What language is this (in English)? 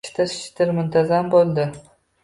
Uzbek